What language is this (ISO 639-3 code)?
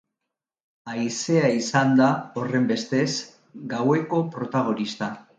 eus